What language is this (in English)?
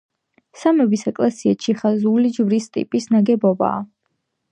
Georgian